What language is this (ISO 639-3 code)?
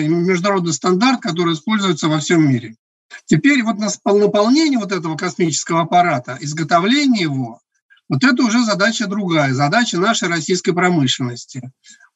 rus